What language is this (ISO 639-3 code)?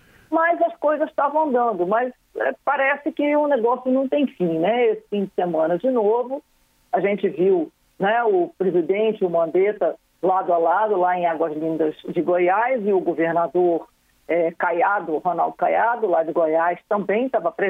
por